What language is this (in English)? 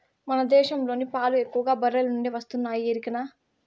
Telugu